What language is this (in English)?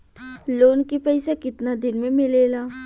Bhojpuri